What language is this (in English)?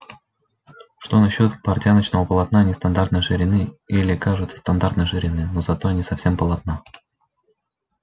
Russian